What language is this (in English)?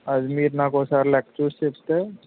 Telugu